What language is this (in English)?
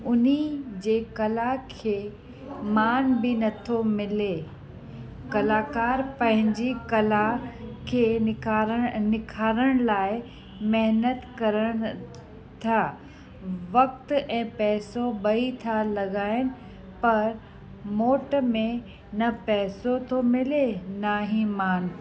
Sindhi